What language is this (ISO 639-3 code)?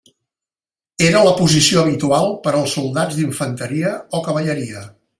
cat